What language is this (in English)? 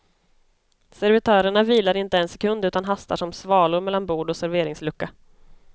Swedish